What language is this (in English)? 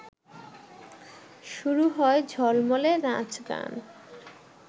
Bangla